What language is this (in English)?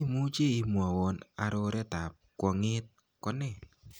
Kalenjin